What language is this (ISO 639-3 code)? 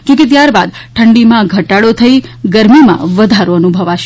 guj